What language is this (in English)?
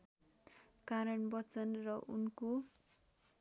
Nepali